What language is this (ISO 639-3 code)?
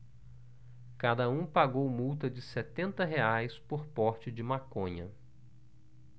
por